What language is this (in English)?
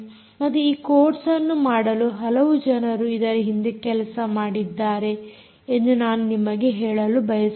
Kannada